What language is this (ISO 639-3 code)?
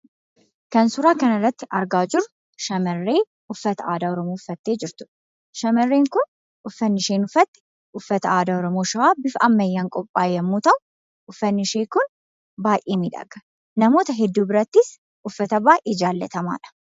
orm